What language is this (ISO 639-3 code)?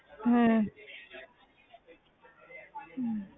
pan